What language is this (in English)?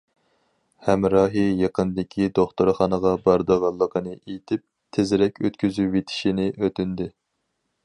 Uyghur